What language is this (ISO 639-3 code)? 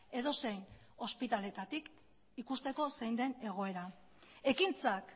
eus